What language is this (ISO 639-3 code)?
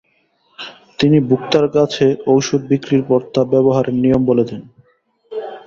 ben